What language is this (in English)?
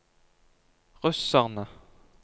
Norwegian